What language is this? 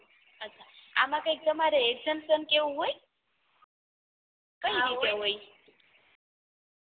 Gujarati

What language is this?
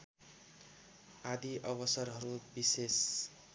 Nepali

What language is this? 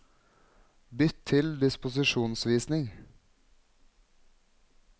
Norwegian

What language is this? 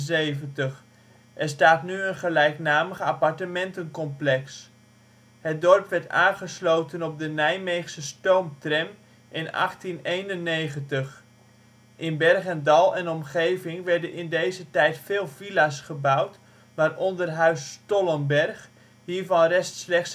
Dutch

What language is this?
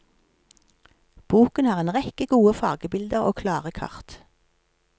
Norwegian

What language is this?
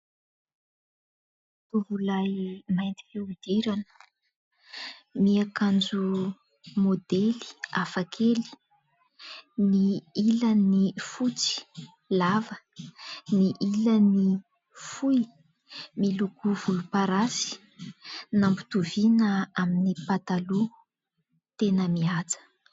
Malagasy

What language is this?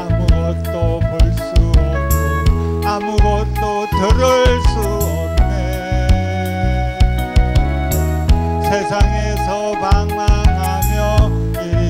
Spanish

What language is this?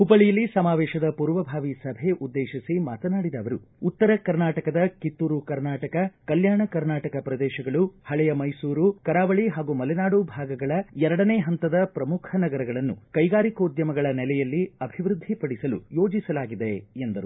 Kannada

